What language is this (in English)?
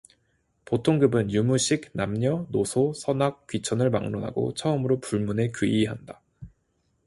Korean